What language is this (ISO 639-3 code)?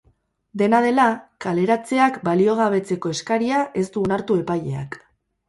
eus